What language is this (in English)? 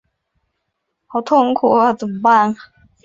Chinese